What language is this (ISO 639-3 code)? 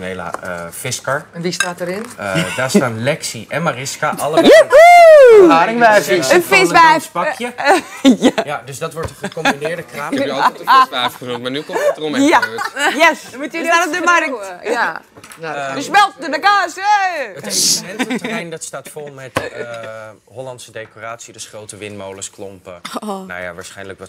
nld